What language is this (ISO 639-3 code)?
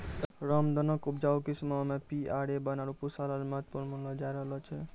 mai